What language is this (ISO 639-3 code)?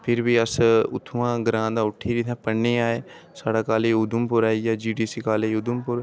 doi